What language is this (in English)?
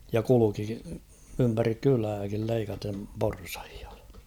Finnish